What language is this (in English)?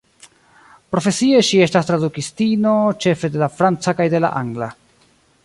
Esperanto